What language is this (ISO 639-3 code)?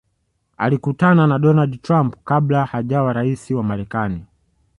swa